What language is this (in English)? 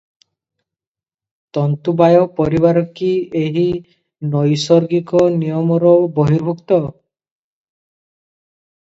Odia